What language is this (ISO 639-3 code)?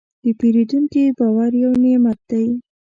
pus